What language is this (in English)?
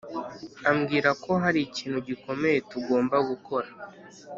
Kinyarwanda